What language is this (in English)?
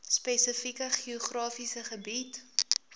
Afrikaans